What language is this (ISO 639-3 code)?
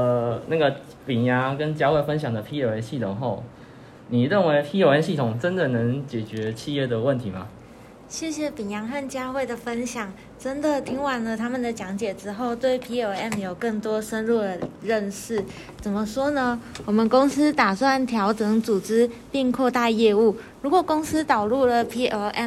zho